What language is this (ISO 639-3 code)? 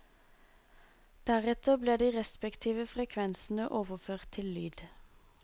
nor